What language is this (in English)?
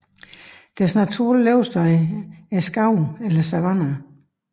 Danish